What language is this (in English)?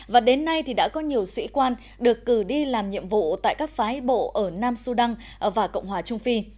Vietnamese